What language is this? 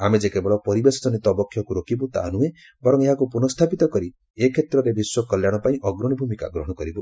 Odia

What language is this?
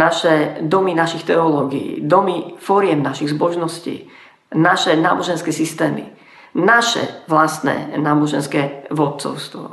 Slovak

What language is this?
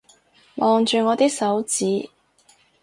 Cantonese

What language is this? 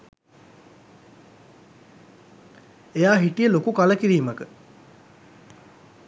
Sinhala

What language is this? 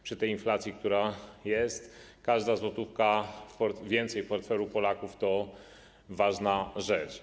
Polish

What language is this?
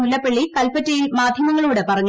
Malayalam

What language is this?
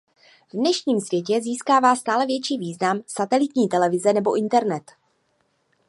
Czech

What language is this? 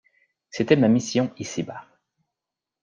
French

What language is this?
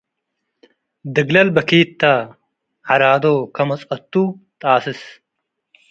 Tigre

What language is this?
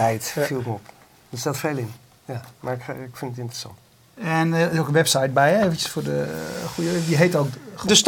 Dutch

